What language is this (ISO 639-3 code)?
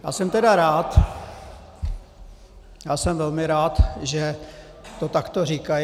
ces